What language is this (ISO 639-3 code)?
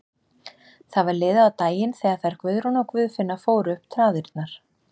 isl